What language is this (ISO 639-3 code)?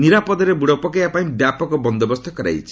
ori